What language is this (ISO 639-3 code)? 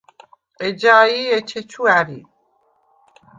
sva